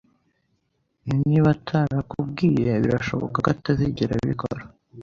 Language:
Kinyarwanda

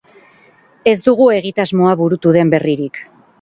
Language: Basque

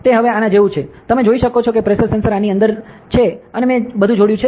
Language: Gujarati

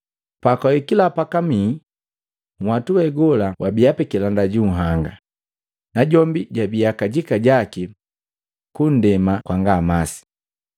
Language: Matengo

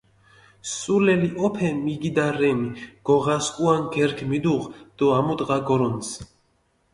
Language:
Mingrelian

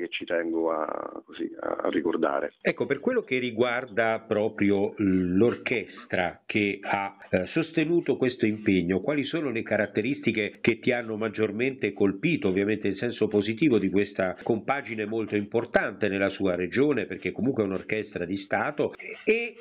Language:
Italian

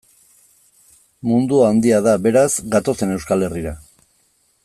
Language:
Basque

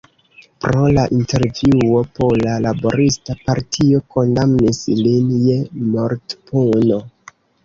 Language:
Esperanto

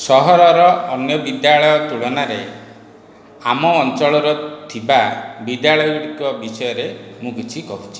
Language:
Odia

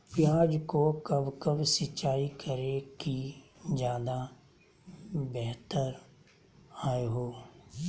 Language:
Magahi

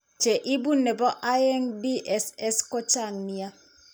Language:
Kalenjin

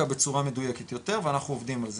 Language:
Hebrew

